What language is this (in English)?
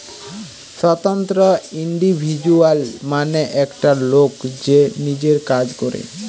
Bangla